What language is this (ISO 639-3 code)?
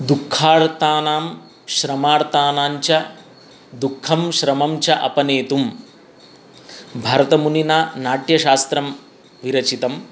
san